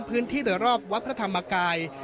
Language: Thai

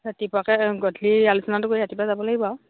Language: Assamese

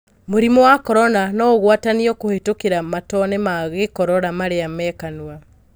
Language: Kikuyu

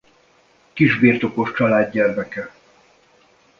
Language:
Hungarian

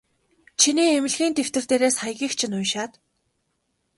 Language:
Mongolian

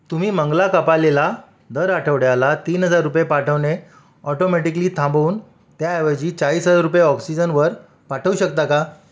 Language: Marathi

